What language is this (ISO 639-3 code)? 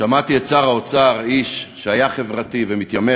heb